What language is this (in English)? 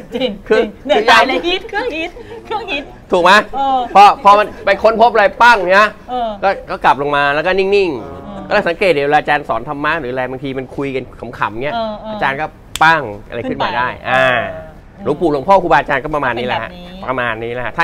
Thai